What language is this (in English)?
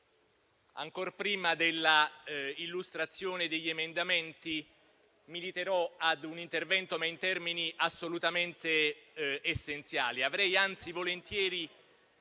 Italian